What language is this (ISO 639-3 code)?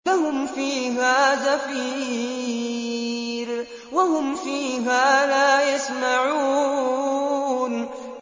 ara